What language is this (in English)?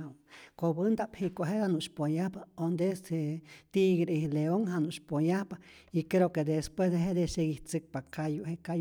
Rayón Zoque